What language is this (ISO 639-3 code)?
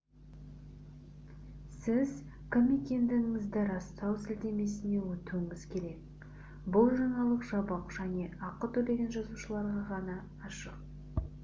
kaz